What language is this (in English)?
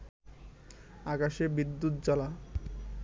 Bangla